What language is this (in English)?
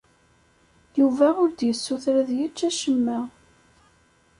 Kabyle